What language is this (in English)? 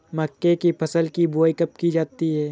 Hindi